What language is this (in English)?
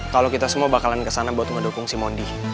Indonesian